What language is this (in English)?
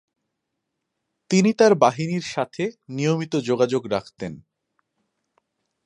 Bangla